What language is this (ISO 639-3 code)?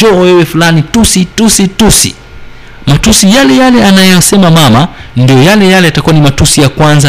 swa